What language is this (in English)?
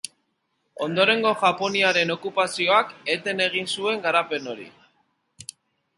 Basque